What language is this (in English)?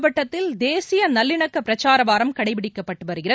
Tamil